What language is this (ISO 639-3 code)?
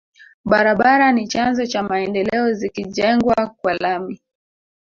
swa